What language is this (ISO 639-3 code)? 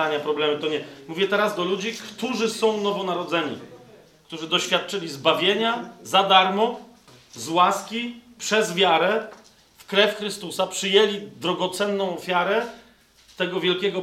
pol